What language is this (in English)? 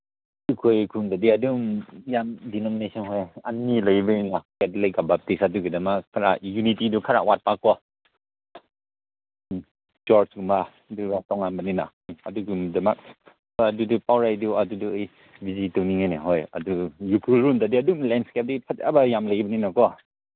Manipuri